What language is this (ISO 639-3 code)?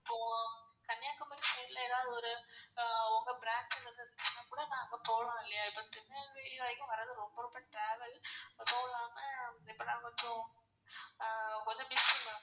tam